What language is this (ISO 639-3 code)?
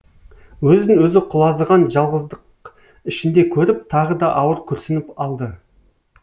kaz